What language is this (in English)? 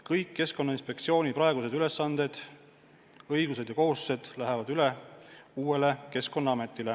Estonian